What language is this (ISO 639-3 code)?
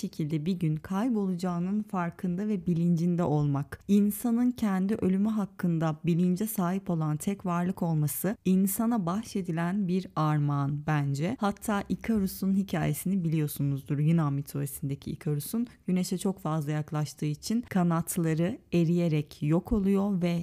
tur